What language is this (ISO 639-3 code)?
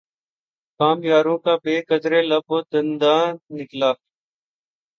urd